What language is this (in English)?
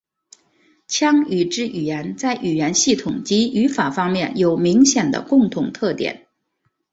Chinese